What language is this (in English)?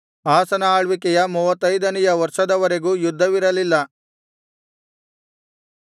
Kannada